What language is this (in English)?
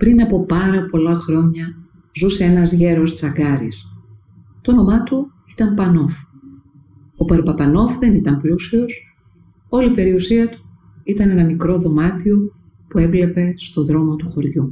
Greek